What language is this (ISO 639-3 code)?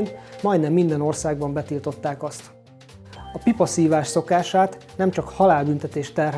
hun